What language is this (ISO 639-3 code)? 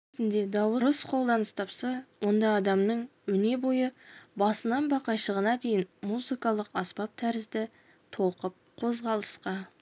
kaz